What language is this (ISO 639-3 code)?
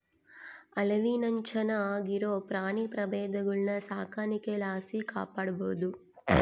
kan